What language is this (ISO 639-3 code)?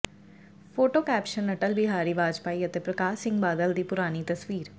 pan